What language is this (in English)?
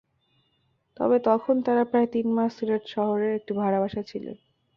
Bangla